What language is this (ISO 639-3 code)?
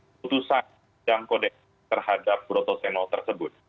ind